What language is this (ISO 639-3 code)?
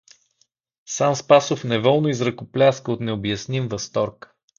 bul